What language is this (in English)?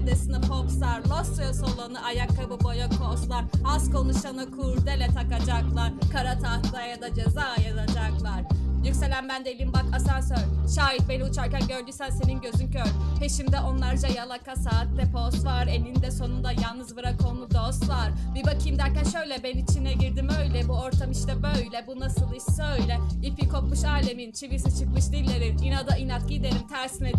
Turkish